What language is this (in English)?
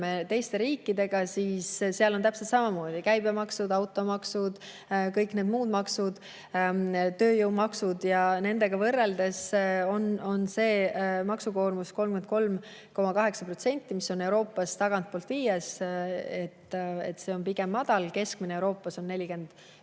Estonian